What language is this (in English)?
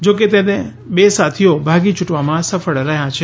Gujarati